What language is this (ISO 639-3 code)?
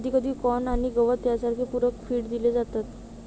mar